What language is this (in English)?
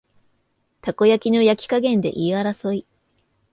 Japanese